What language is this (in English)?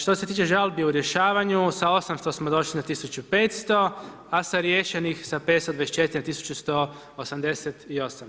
Croatian